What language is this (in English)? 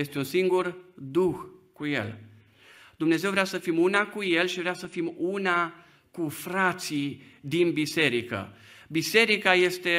Romanian